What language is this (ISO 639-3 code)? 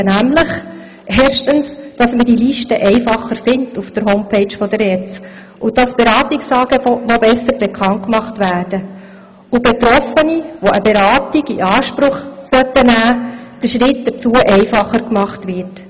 gsw